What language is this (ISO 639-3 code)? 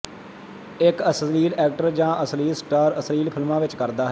pan